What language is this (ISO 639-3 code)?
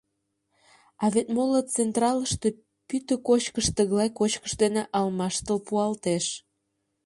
chm